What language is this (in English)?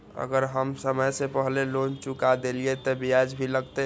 Maithili